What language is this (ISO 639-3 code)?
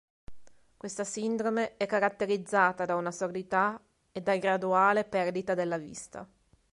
ita